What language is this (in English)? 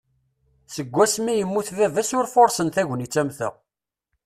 Kabyle